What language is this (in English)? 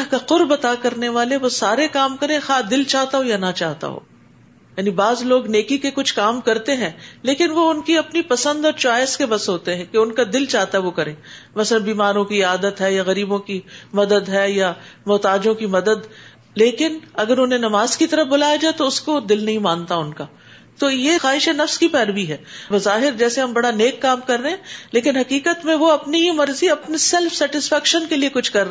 Urdu